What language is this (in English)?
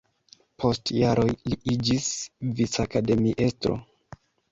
Esperanto